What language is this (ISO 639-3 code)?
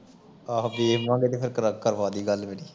pan